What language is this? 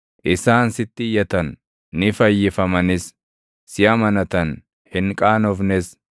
Oromo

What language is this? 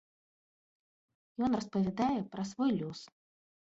Belarusian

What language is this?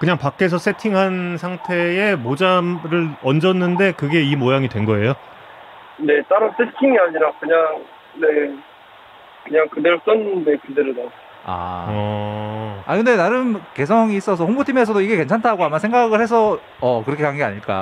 Korean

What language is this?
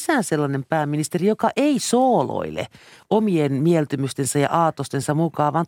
Finnish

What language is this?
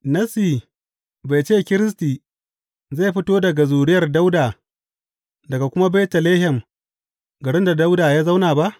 Hausa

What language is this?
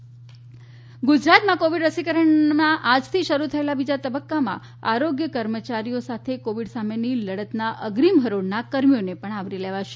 Gujarati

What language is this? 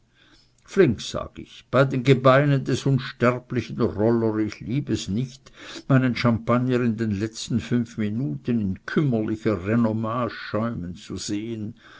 German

